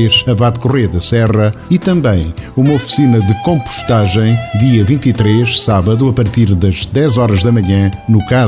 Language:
Portuguese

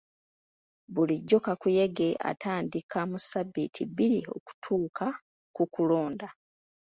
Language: Ganda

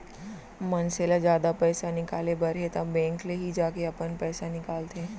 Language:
Chhattisgarhi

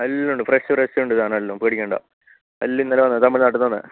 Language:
Malayalam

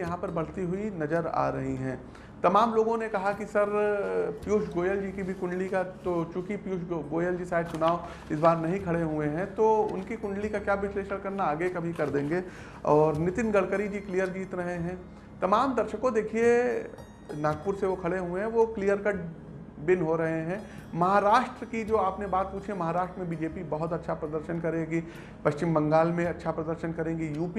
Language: Hindi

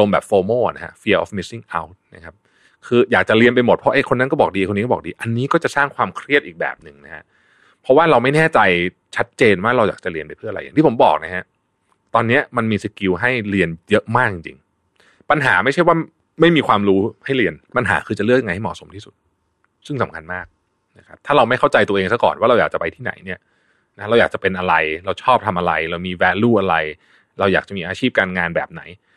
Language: Thai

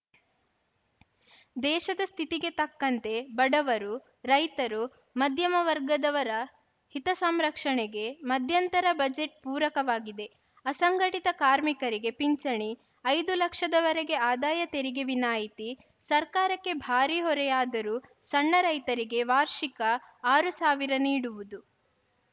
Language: Kannada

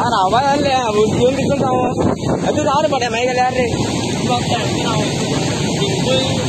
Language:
Vietnamese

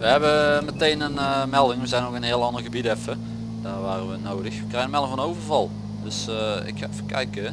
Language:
Dutch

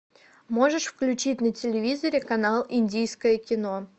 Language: Russian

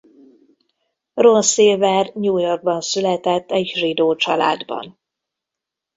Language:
Hungarian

